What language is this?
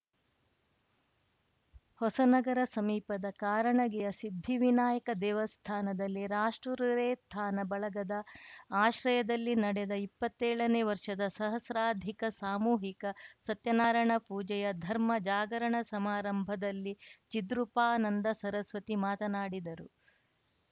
Kannada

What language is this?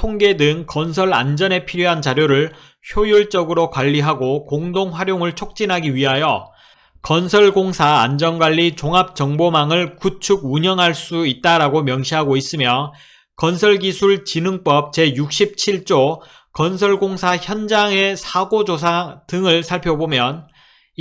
Korean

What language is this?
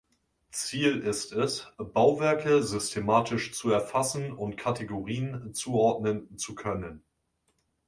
German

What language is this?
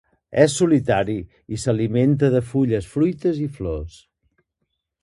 Catalan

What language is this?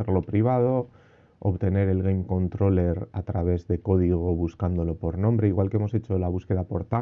Spanish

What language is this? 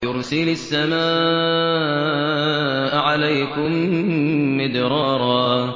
Arabic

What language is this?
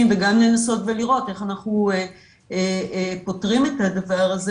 Hebrew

